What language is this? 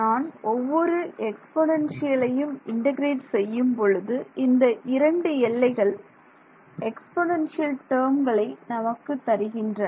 Tamil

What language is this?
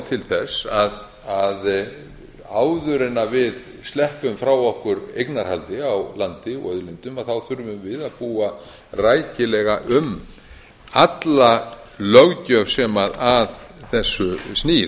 Icelandic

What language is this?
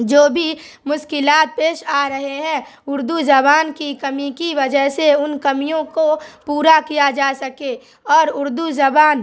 Urdu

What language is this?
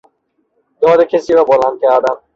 Persian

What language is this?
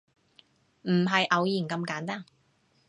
Cantonese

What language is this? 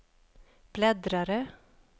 Swedish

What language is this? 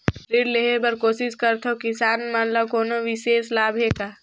Chhattisgarhi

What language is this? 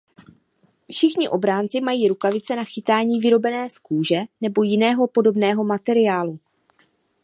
Czech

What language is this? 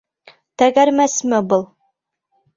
Bashkir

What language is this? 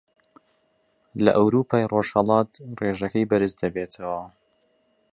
Central Kurdish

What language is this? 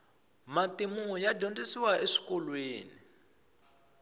Tsonga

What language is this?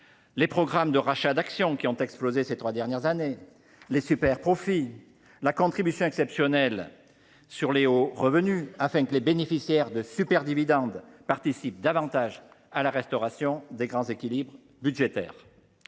French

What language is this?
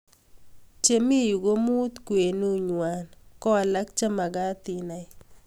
Kalenjin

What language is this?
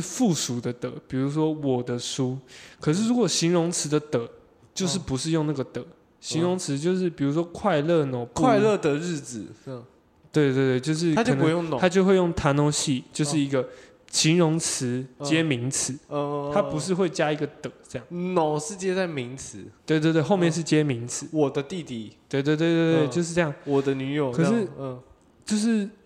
Chinese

